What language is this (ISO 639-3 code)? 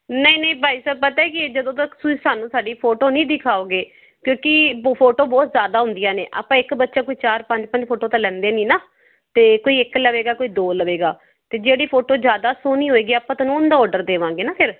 pan